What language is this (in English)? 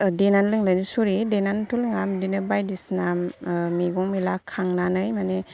Bodo